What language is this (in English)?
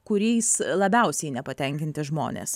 Lithuanian